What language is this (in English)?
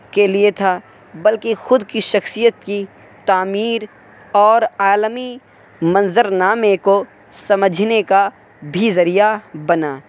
Urdu